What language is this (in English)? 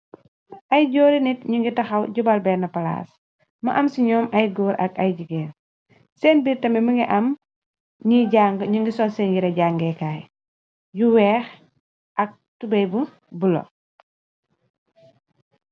Wolof